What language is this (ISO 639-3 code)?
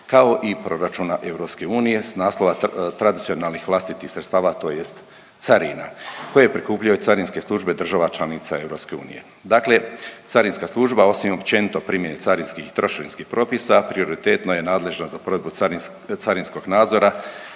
hrv